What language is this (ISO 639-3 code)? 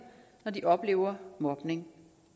dan